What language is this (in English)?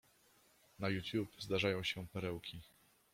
Polish